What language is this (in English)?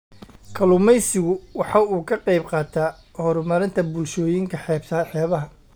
Somali